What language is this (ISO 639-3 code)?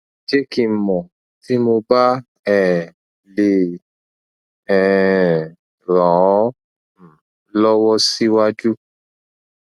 yor